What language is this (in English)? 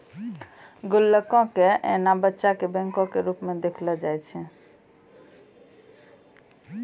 Maithili